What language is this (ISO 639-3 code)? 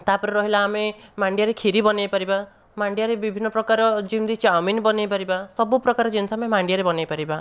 ori